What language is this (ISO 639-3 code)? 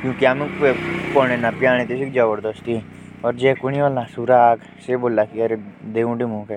jns